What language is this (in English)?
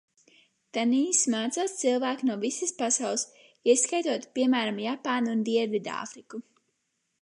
Latvian